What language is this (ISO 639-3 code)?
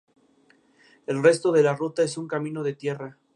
spa